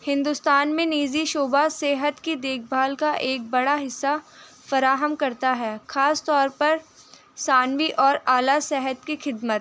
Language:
Urdu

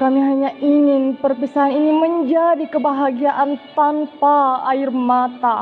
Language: Indonesian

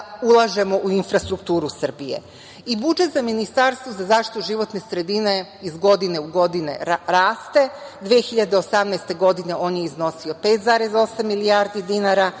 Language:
Serbian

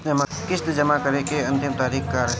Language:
Bhojpuri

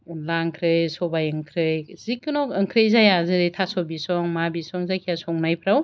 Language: Bodo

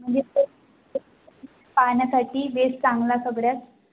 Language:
Marathi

